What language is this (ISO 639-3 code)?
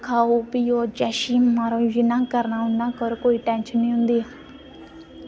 doi